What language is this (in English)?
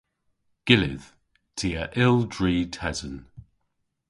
Cornish